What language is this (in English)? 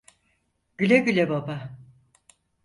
Turkish